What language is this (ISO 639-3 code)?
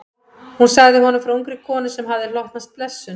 isl